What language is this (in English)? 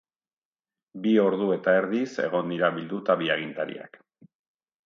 Basque